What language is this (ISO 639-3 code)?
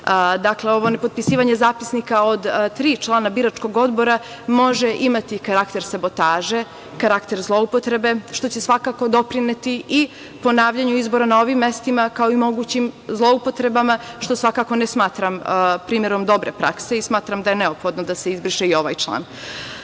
srp